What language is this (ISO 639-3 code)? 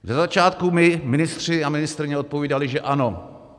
ces